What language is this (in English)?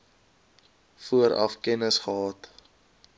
Afrikaans